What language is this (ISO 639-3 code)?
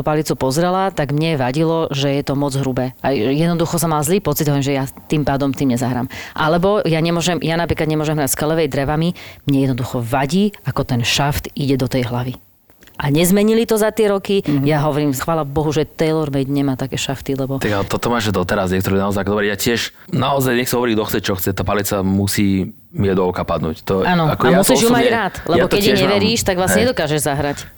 slk